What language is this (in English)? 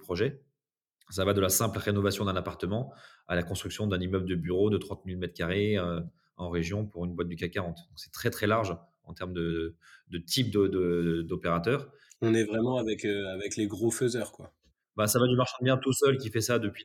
French